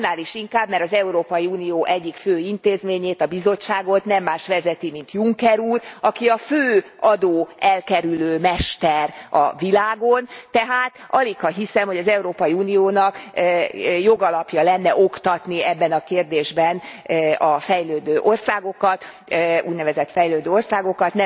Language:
Hungarian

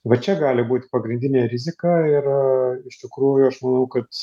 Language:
Lithuanian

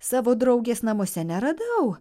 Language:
Lithuanian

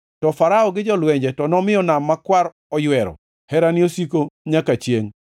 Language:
Luo (Kenya and Tanzania)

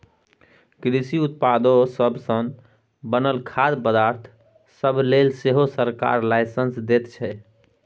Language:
Maithili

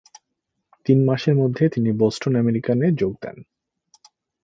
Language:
Bangla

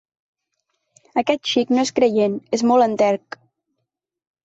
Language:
Catalan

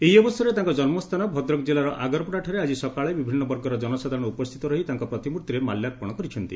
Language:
Odia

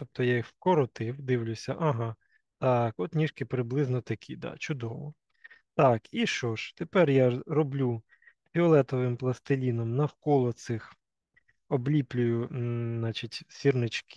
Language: Ukrainian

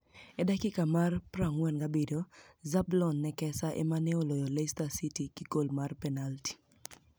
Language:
Luo (Kenya and Tanzania)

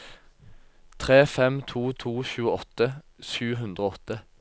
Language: Norwegian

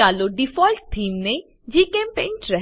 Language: Gujarati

